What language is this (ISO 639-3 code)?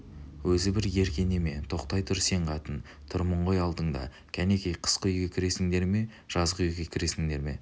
kaz